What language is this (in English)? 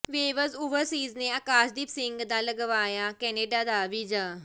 Punjabi